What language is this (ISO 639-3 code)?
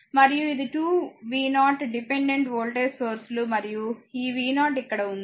tel